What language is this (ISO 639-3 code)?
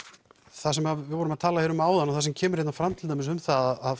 isl